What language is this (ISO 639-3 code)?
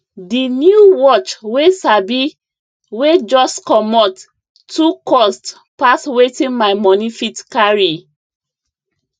pcm